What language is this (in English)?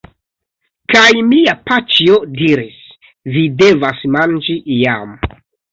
Esperanto